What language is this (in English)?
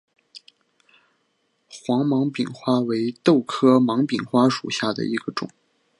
Chinese